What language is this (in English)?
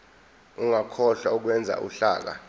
Zulu